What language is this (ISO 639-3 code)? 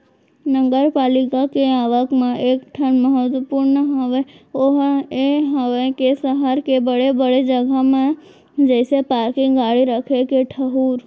hne